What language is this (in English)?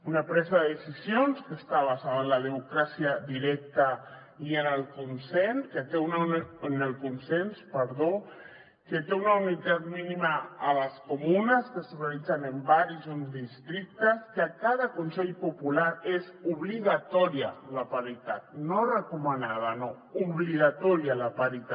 Catalan